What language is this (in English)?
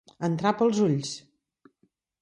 Catalan